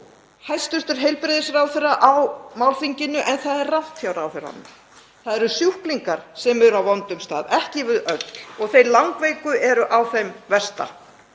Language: Icelandic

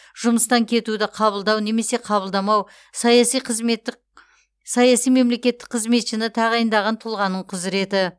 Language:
Kazakh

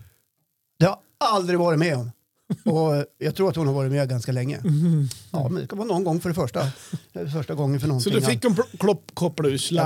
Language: Swedish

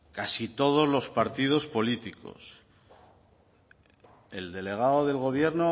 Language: Spanish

